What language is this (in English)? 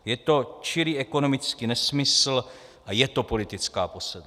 Czech